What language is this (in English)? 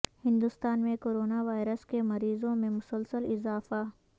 Urdu